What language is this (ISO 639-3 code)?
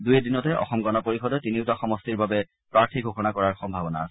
asm